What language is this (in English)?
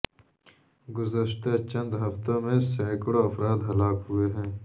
Urdu